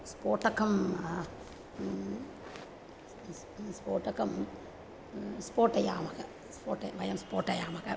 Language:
Sanskrit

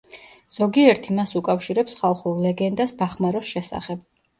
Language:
Georgian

